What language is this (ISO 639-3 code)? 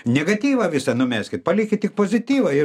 lit